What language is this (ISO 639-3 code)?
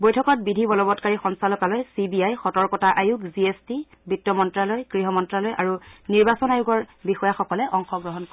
asm